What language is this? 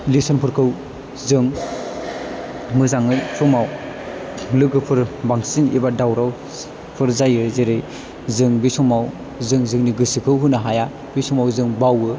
Bodo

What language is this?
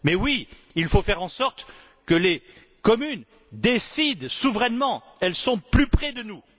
French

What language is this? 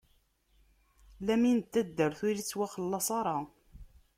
Kabyle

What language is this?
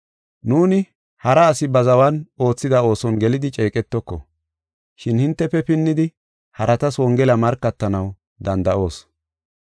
Gofa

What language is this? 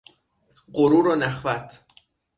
Persian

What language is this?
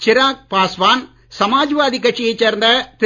Tamil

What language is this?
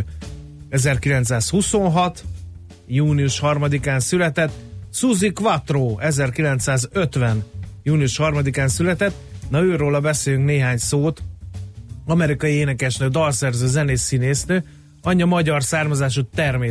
Hungarian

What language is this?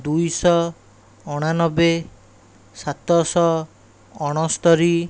Odia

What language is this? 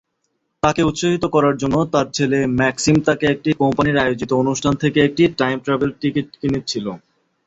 Bangla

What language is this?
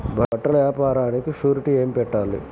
Telugu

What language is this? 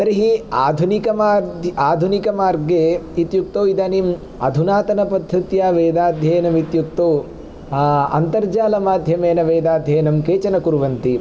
Sanskrit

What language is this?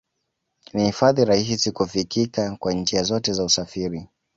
Swahili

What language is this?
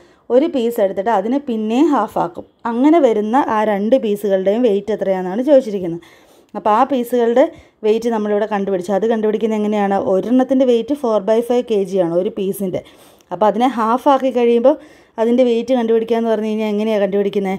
Malayalam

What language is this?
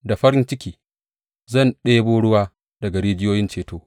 Hausa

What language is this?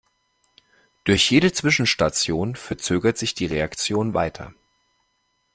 German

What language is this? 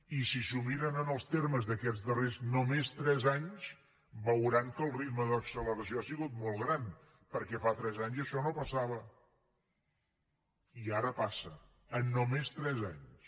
Catalan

